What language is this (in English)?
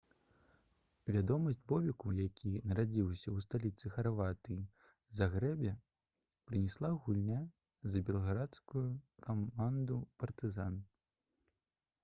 Belarusian